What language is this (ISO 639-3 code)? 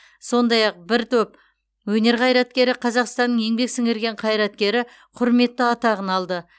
kaz